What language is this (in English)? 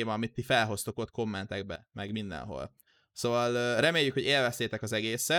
Hungarian